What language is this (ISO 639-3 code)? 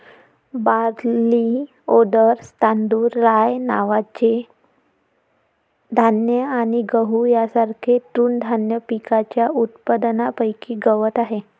mar